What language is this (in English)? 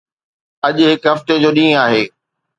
Sindhi